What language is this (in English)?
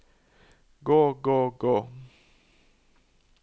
Norwegian